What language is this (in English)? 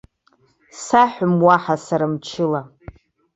Abkhazian